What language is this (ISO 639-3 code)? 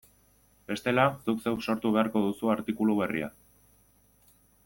eus